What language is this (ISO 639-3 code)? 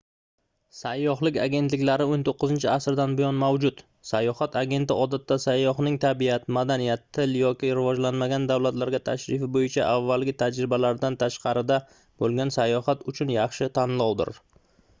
uzb